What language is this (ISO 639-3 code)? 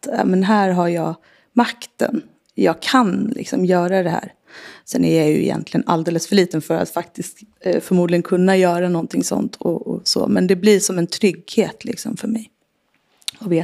swe